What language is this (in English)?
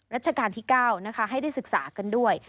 Thai